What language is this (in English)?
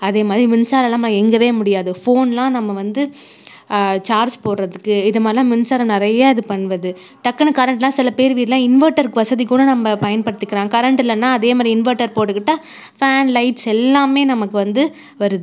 Tamil